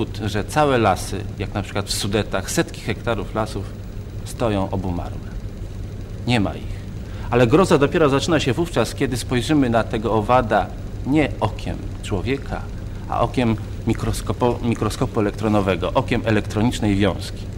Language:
Polish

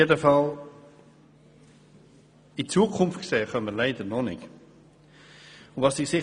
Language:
Swiss German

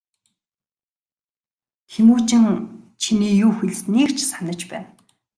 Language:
Mongolian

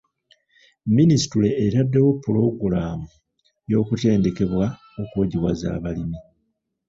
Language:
Ganda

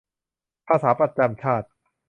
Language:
Thai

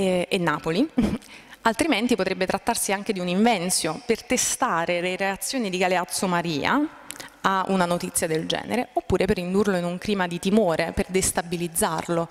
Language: Italian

